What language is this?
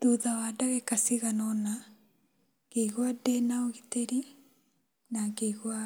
Kikuyu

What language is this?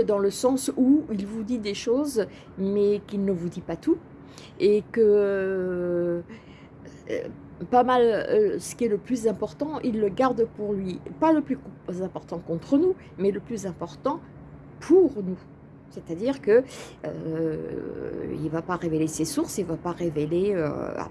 French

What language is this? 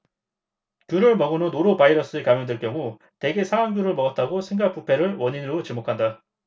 Korean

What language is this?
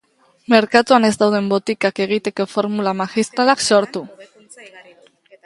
Basque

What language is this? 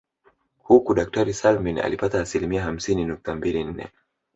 Swahili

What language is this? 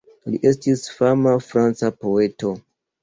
Esperanto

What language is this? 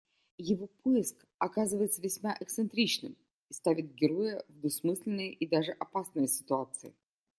Russian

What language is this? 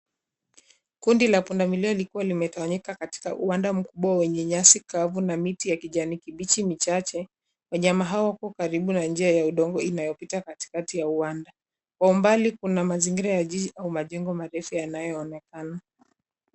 Swahili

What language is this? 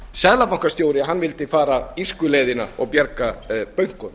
Icelandic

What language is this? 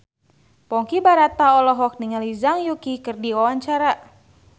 Sundanese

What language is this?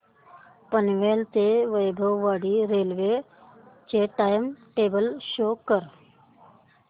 Marathi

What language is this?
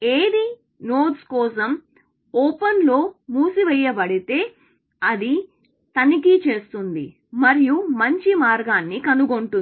Telugu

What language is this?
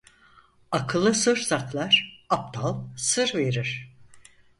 Turkish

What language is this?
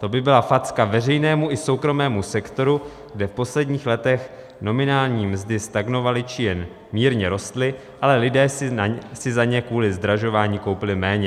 Czech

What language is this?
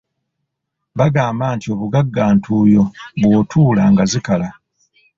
Ganda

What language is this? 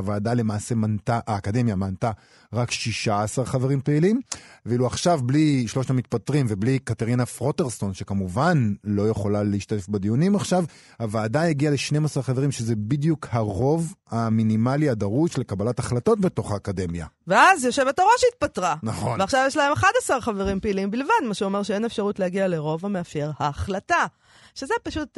Hebrew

